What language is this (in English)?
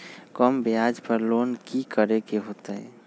Magahi